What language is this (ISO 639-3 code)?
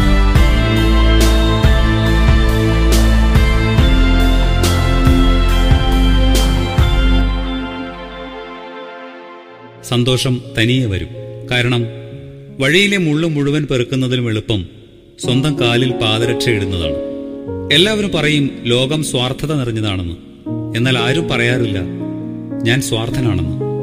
mal